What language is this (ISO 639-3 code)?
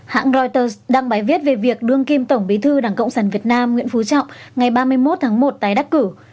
vie